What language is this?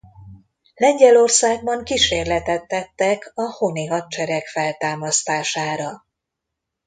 Hungarian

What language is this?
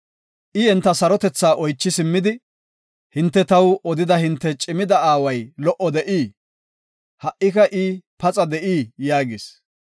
Gofa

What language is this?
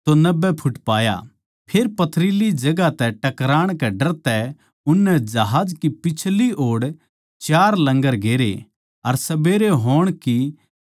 Haryanvi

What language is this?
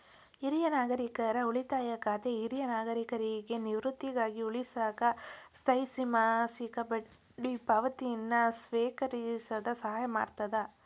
Kannada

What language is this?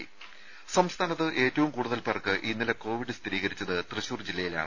Malayalam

